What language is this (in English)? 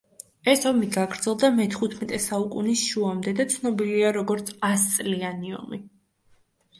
Georgian